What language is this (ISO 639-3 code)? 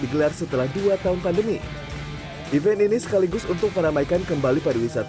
ind